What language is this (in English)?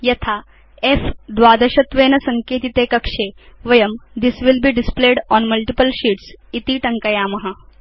Sanskrit